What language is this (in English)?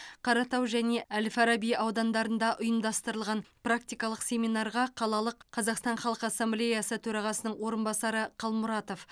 Kazakh